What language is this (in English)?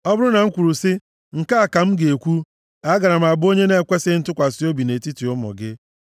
Igbo